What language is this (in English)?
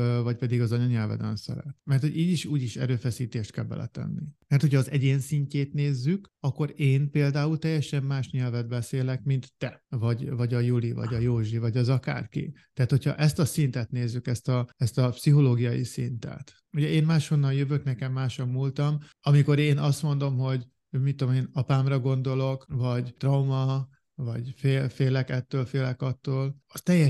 Hungarian